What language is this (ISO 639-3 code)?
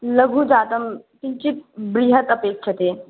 san